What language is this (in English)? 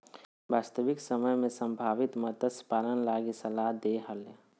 Magahi